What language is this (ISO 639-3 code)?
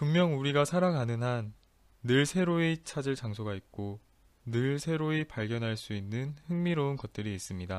kor